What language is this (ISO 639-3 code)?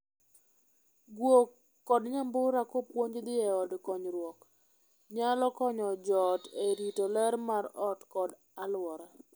luo